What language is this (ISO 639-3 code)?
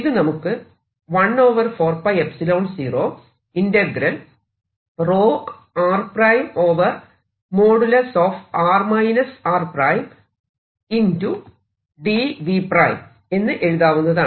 mal